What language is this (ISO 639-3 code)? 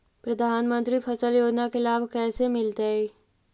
mag